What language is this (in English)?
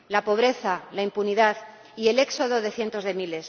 Spanish